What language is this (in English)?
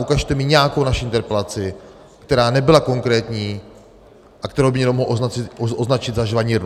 Czech